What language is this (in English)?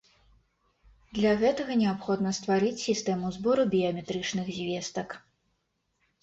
Belarusian